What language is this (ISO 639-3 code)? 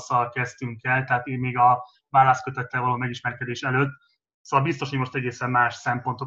hun